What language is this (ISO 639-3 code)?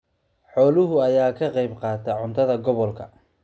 som